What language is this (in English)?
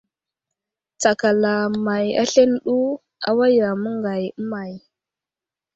Wuzlam